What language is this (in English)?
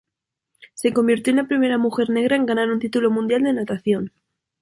Spanish